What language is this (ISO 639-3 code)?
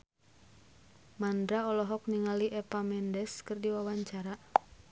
sun